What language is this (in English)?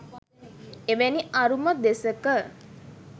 Sinhala